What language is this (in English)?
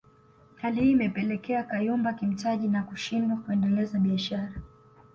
Swahili